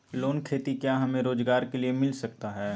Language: Magahi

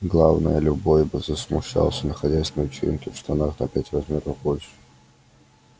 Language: Russian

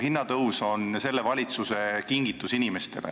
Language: Estonian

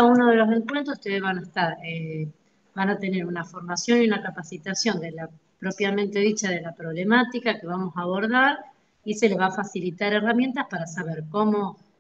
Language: Spanish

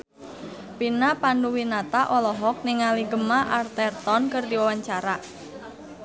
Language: Sundanese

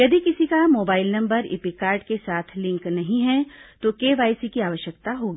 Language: Hindi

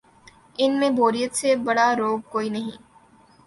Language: Urdu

